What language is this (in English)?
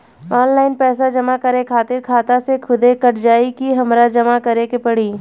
Bhojpuri